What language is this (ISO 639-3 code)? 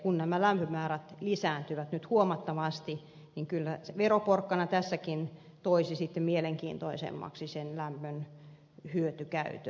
fin